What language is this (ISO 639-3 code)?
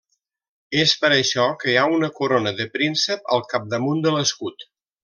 cat